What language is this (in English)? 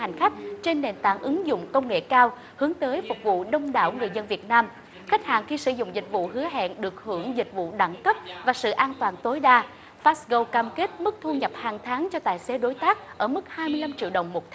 Vietnamese